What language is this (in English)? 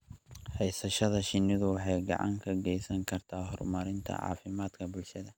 Somali